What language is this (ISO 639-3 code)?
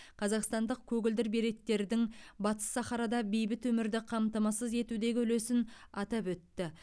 kaz